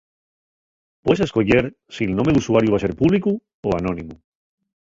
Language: Asturian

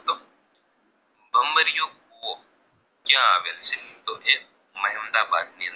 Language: Gujarati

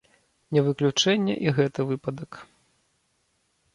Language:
Belarusian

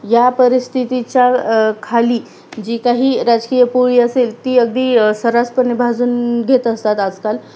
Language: Marathi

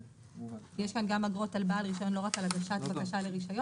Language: Hebrew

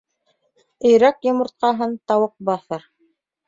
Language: Bashkir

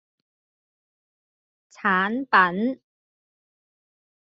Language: Cantonese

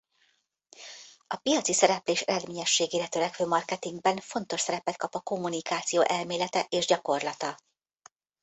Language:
Hungarian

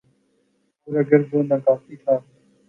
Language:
Urdu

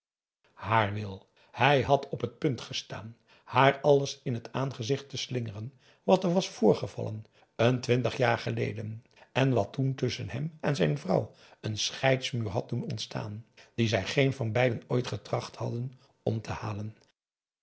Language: Dutch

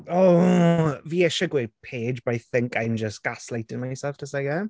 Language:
Welsh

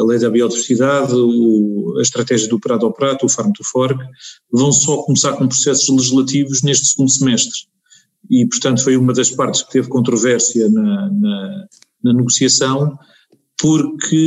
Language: Portuguese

